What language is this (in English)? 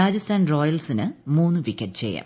Malayalam